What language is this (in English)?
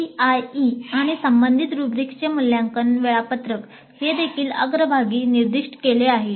Marathi